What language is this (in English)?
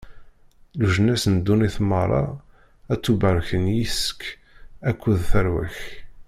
Kabyle